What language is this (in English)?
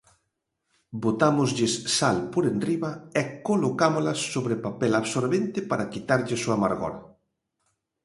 Galician